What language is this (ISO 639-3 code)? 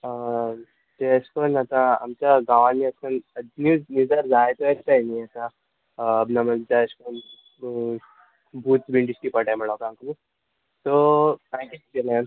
kok